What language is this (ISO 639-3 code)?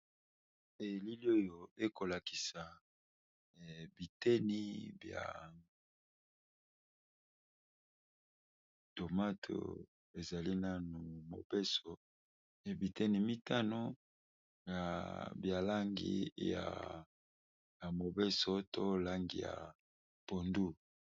lin